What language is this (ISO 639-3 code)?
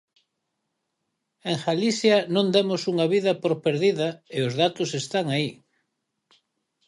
glg